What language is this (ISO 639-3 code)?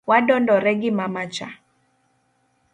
luo